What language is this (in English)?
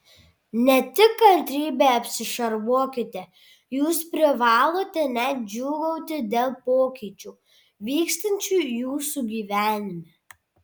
Lithuanian